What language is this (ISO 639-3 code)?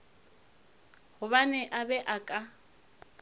nso